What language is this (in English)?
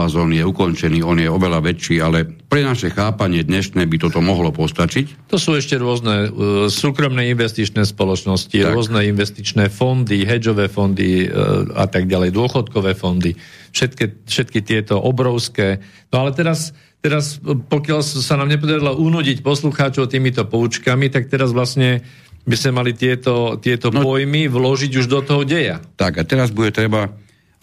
Slovak